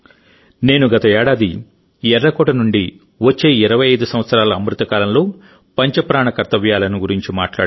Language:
Telugu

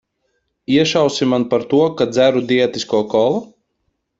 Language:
Latvian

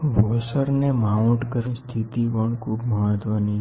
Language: Gujarati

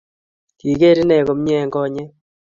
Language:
Kalenjin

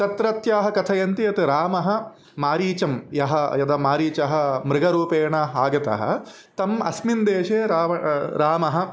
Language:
Sanskrit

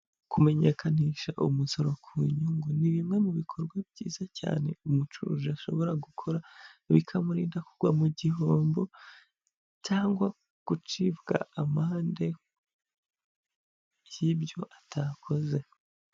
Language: Kinyarwanda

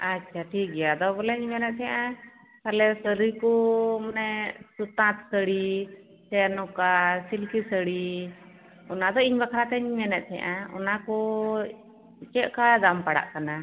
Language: Santali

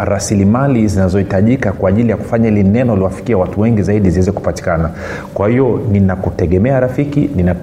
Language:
Swahili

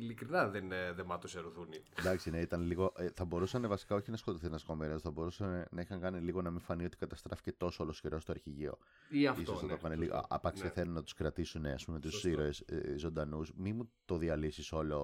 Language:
Greek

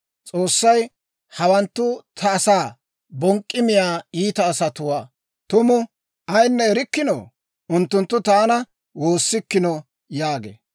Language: Dawro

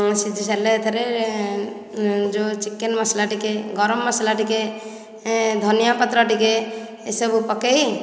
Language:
Odia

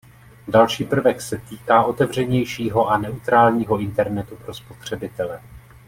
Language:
Czech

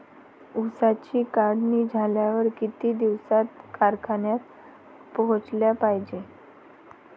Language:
Marathi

